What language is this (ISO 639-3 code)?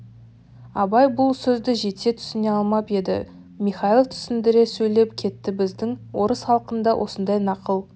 kaz